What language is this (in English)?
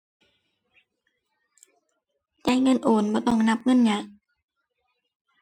Thai